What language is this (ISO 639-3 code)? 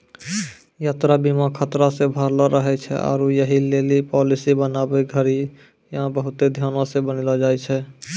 mai